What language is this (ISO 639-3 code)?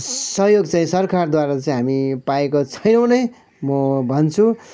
nep